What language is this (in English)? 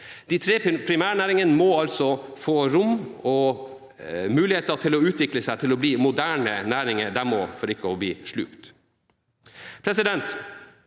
Norwegian